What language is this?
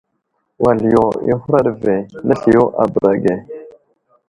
Wuzlam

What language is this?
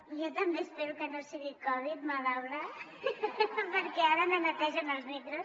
Catalan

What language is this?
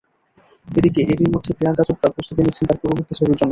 Bangla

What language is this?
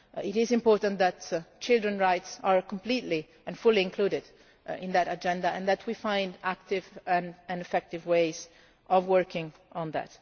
English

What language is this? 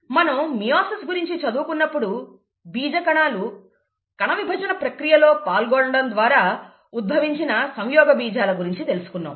Telugu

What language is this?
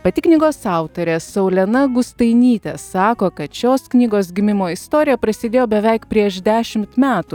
Lithuanian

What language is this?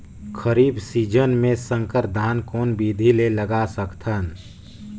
Chhattisgarhi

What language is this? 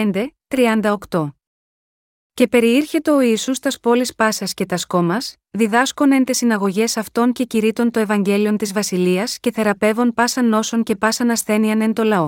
Greek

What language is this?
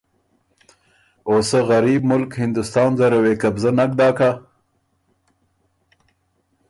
Ormuri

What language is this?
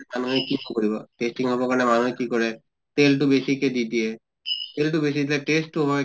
Assamese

